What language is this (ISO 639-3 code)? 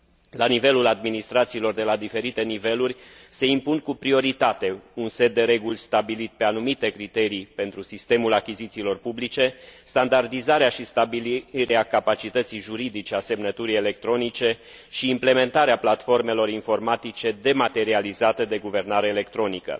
ron